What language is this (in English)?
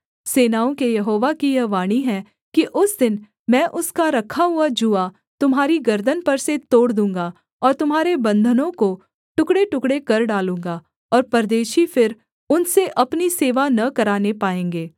Hindi